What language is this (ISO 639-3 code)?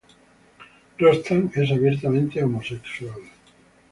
spa